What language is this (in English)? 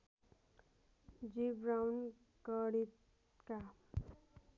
Nepali